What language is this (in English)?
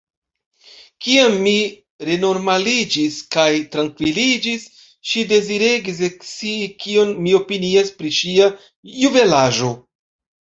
Esperanto